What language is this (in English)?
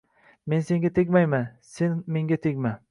Uzbek